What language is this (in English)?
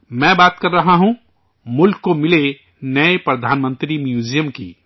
Urdu